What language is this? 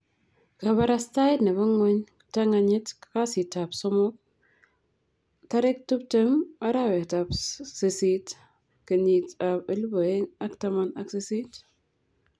Kalenjin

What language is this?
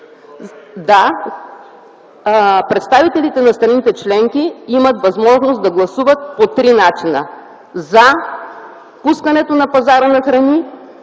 Bulgarian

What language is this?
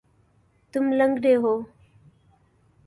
Urdu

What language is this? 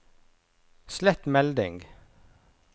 Norwegian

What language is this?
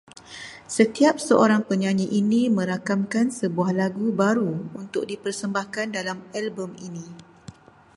Malay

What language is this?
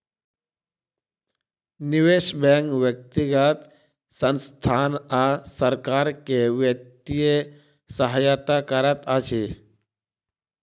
Maithili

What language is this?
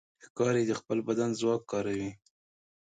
Pashto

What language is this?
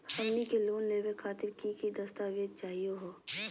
Magahi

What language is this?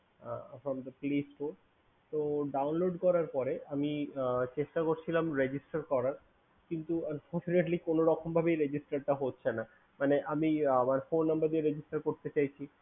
Bangla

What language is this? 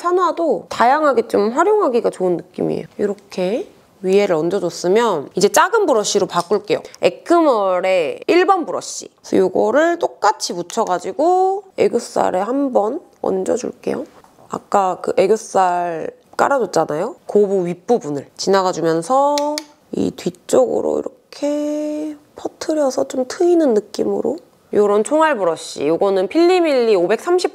Korean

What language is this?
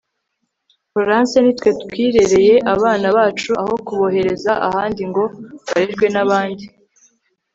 Kinyarwanda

